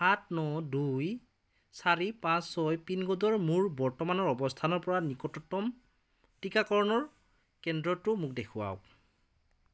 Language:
Assamese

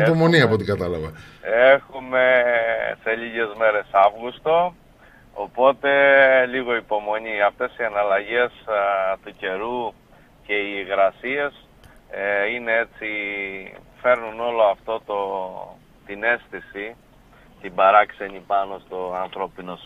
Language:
Greek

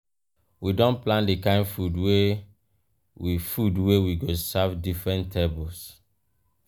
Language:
Nigerian Pidgin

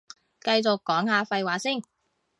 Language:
Cantonese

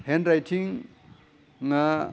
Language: Bodo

